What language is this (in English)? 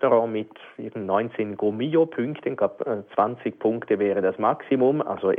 German